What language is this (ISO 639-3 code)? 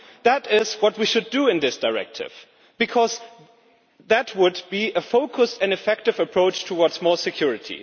eng